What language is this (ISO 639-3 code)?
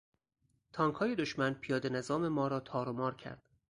fas